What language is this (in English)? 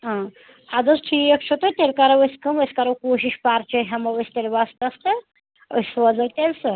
Kashmiri